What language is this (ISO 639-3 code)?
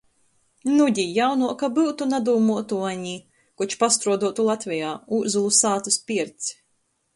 ltg